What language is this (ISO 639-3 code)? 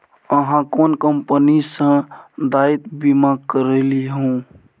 mai